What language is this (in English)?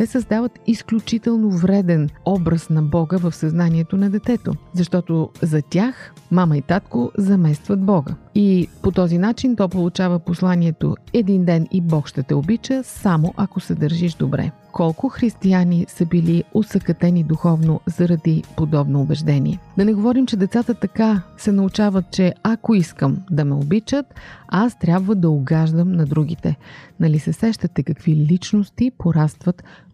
Bulgarian